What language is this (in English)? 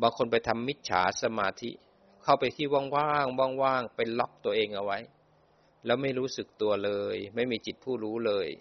Thai